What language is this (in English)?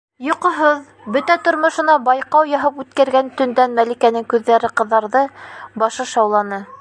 Bashkir